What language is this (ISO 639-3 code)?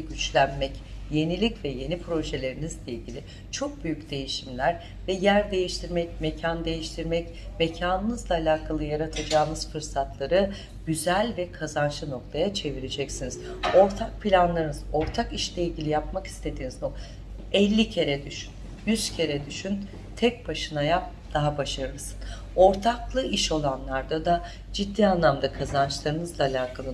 tur